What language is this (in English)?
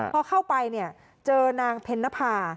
Thai